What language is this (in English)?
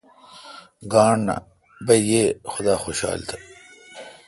Kalkoti